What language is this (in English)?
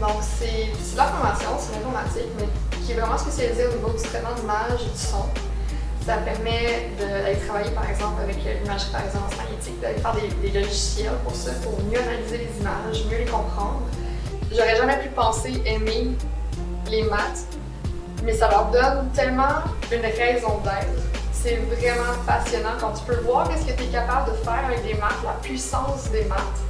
French